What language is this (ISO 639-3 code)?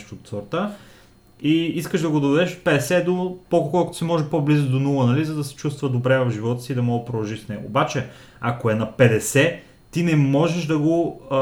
bul